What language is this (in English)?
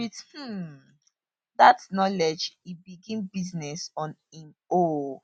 Nigerian Pidgin